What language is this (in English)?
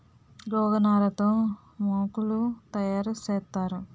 Telugu